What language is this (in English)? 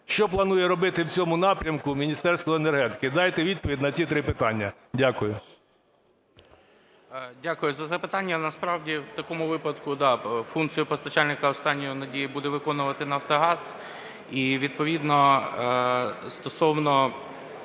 Ukrainian